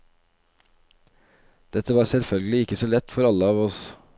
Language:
Norwegian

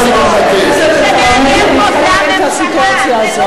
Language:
Hebrew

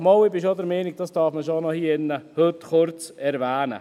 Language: Swiss German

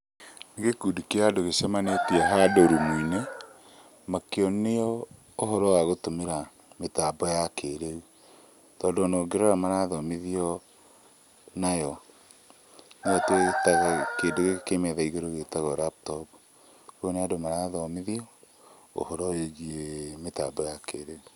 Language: Kikuyu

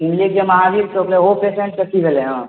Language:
Maithili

